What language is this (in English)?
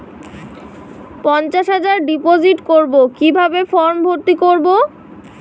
Bangla